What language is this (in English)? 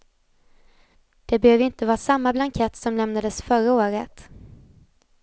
Swedish